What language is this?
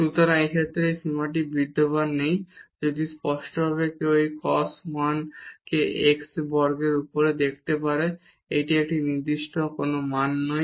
Bangla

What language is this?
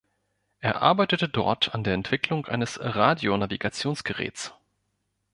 German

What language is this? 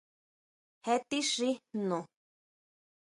Huautla Mazatec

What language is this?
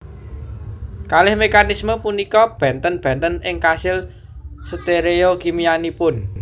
Javanese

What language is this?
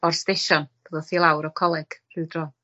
Welsh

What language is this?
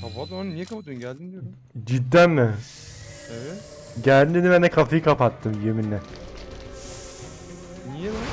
Turkish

